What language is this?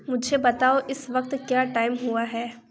Urdu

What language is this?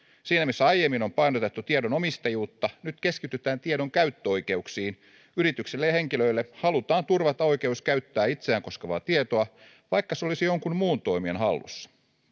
Finnish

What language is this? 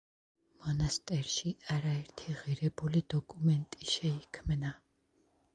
Georgian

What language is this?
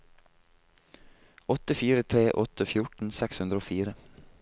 Norwegian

